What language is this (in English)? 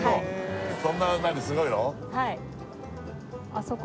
Japanese